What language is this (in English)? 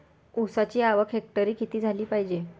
Marathi